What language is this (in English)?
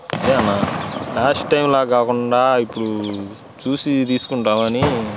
Telugu